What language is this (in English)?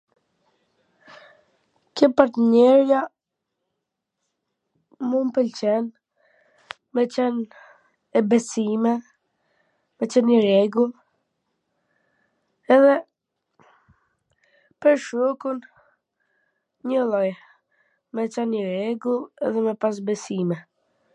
Gheg Albanian